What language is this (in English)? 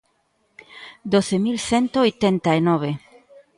Galician